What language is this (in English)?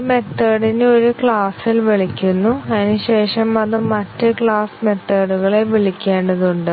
Malayalam